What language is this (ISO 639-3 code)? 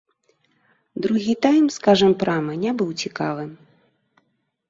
bel